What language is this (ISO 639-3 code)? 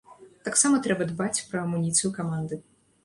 bel